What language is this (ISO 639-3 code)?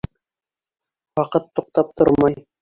bak